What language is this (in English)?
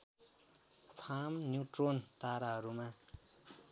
Nepali